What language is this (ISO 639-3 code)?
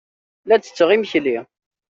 kab